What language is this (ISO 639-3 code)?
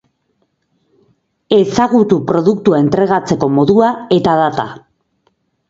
eus